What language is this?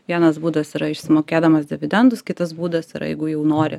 Lithuanian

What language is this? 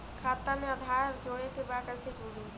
Bhojpuri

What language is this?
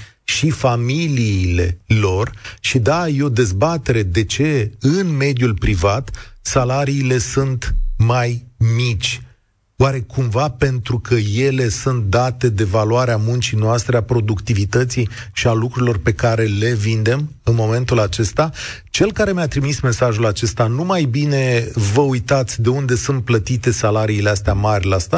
Romanian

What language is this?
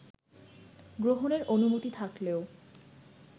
Bangla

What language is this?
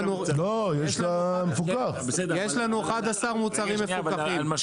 Hebrew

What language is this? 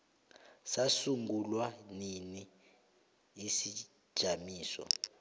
South Ndebele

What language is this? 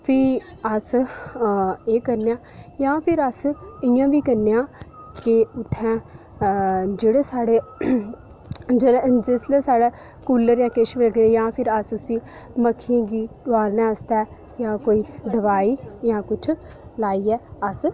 Dogri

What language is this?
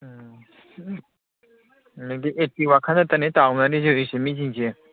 Manipuri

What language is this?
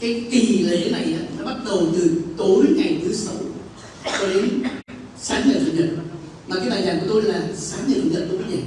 Vietnamese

